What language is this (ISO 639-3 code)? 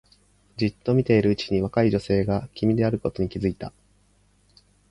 jpn